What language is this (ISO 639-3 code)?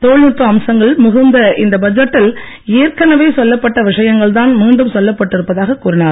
tam